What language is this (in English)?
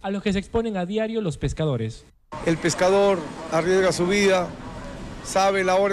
Spanish